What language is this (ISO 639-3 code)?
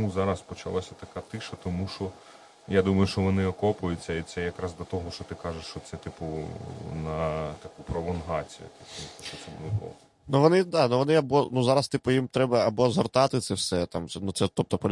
ukr